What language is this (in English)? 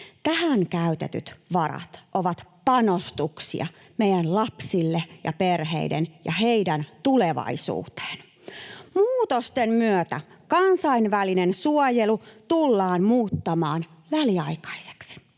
Finnish